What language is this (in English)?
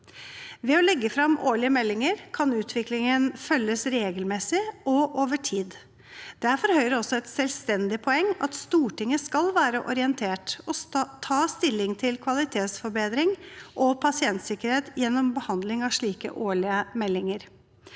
Norwegian